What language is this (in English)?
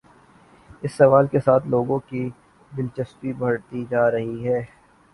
Urdu